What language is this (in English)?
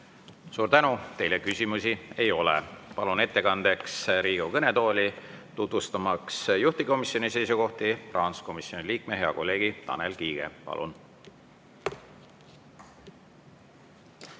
Estonian